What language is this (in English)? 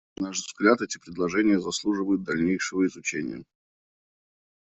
Russian